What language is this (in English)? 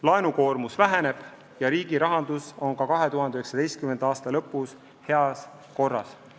Estonian